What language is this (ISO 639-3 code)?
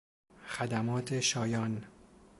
fas